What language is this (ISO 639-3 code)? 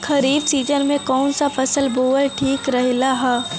bho